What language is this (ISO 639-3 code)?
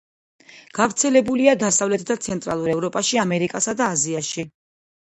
kat